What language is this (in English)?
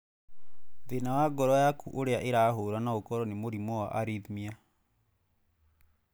Kikuyu